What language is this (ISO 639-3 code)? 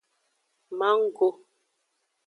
ajg